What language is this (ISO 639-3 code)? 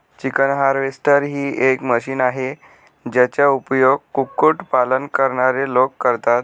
mar